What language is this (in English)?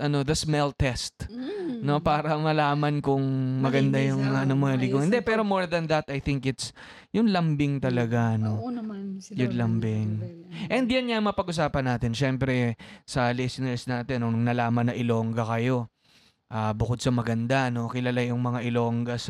Filipino